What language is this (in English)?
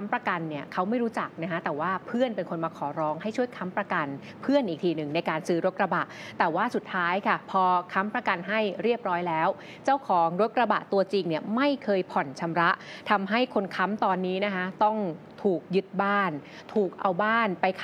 Thai